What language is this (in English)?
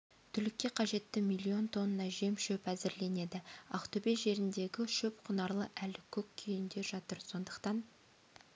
Kazakh